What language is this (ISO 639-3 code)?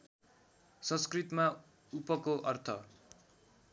nep